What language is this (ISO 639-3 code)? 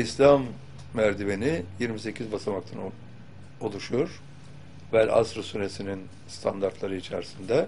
tur